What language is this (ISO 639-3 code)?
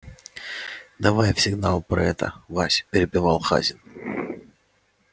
rus